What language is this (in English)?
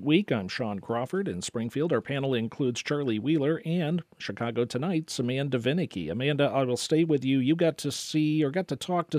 English